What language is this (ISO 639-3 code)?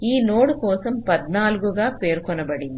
tel